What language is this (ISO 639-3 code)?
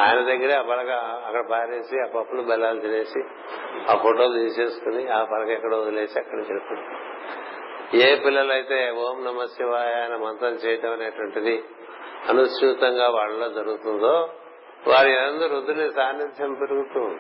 tel